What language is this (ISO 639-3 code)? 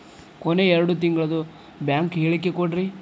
kan